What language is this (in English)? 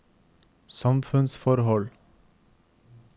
Norwegian